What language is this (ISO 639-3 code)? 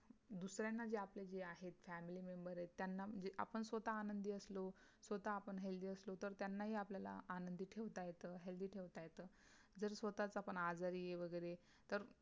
mar